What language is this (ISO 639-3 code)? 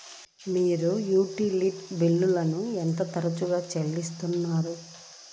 tel